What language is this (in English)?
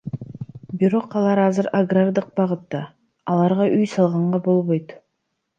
Kyrgyz